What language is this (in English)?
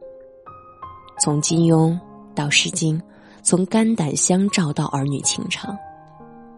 Chinese